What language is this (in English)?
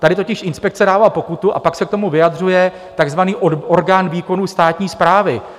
Czech